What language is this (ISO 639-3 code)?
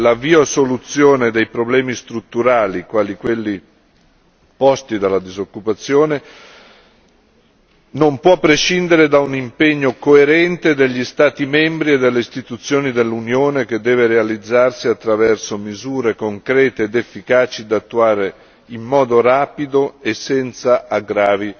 ita